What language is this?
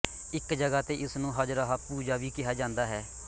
Punjabi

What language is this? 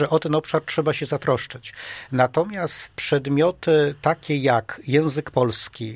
Polish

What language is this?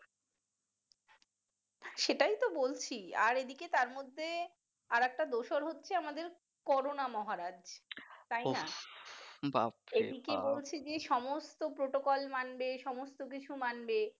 Bangla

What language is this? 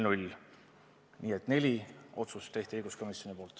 Estonian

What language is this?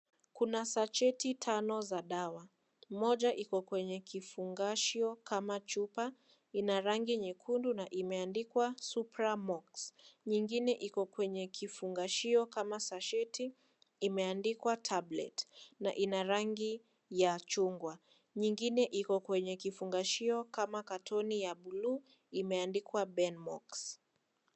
Swahili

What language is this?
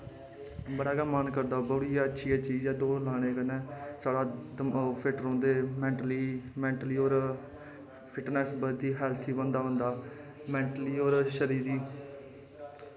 Dogri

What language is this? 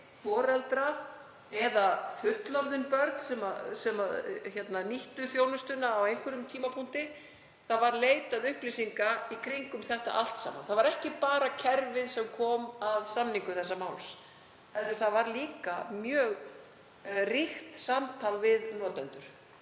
Icelandic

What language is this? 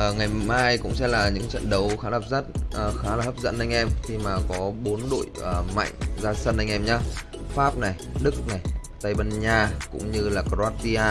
Vietnamese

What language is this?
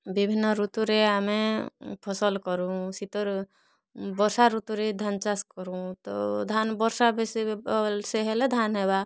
Odia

